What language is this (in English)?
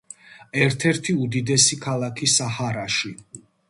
Georgian